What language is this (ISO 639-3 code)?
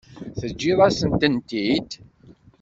kab